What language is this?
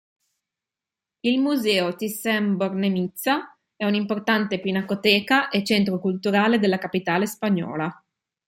Italian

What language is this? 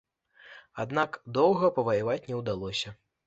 Belarusian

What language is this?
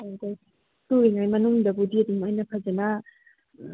Manipuri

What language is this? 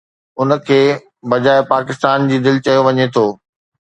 Sindhi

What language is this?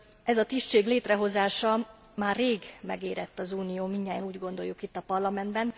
Hungarian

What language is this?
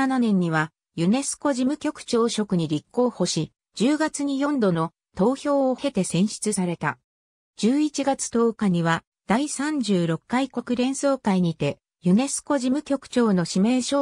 Japanese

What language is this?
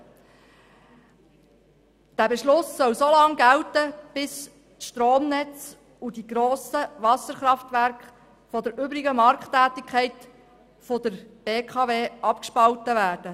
Swiss German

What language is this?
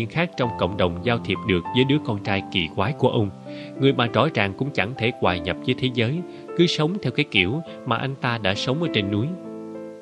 Vietnamese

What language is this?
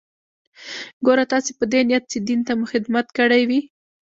Pashto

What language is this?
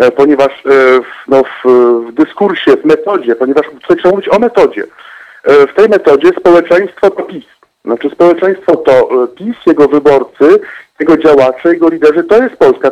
Polish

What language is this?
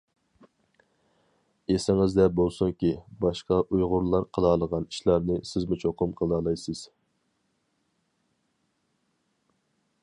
Uyghur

